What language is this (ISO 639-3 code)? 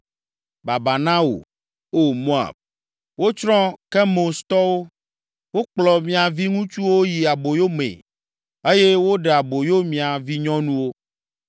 ewe